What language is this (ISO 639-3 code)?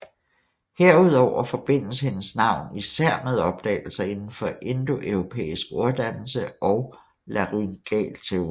dan